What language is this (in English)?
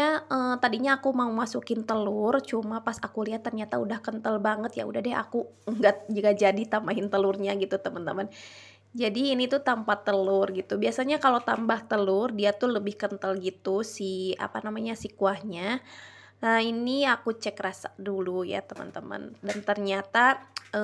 Indonesian